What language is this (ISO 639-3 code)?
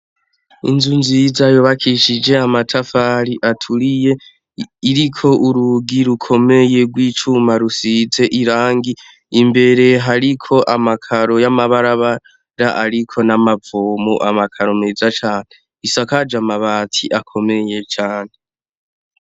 run